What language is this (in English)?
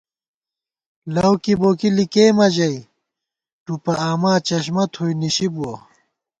Gawar-Bati